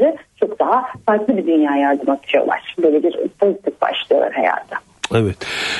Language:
Turkish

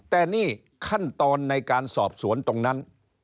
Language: Thai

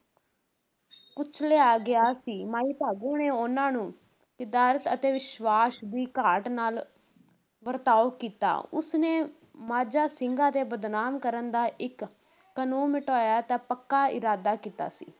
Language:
Punjabi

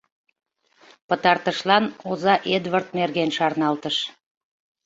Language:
Mari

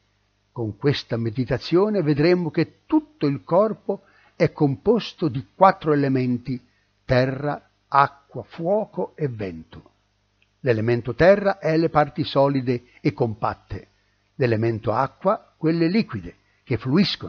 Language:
Italian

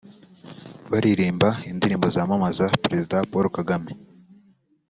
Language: Kinyarwanda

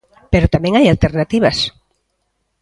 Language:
Galician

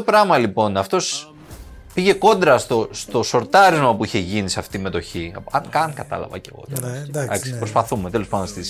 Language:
Greek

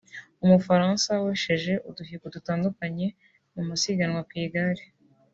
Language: Kinyarwanda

